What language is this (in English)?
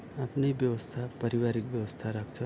Nepali